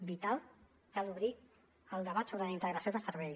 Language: Catalan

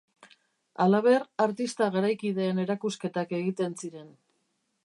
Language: Basque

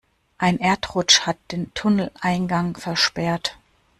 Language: German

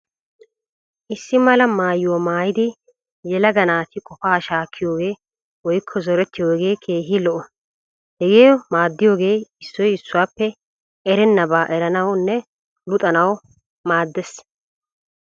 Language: Wolaytta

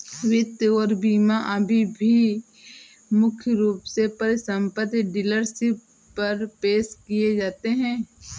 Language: Hindi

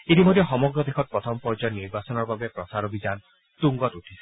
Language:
Assamese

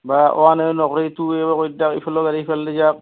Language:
Assamese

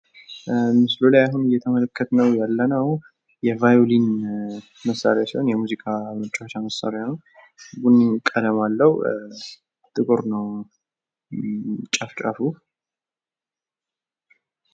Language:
Amharic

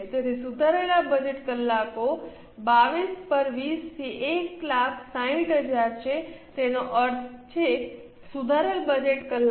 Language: Gujarati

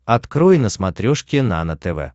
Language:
Russian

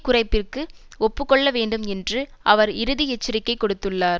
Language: Tamil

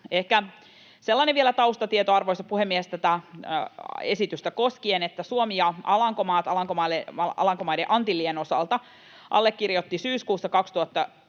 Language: Finnish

